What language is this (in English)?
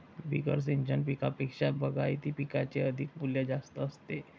Marathi